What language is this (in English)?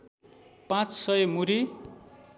Nepali